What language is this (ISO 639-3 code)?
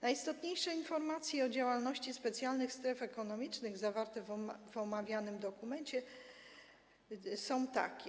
pol